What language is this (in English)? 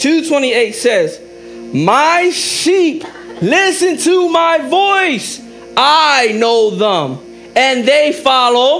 English